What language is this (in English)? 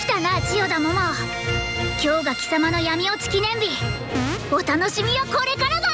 Japanese